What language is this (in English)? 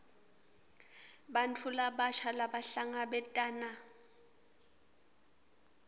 Swati